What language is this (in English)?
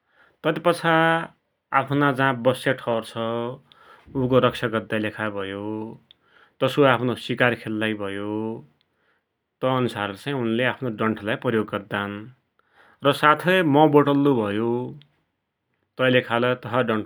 Dotyali